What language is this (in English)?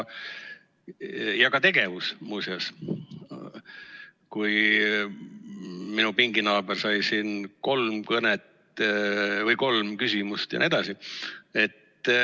Estonian